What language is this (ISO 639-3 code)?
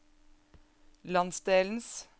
nor